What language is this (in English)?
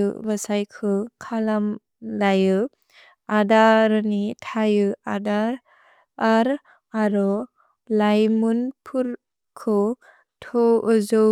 Bodo